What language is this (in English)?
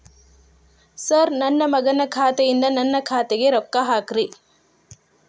Kannada